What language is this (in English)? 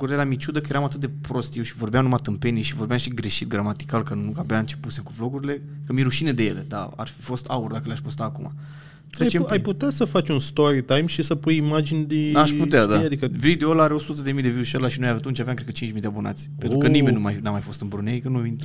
Romanian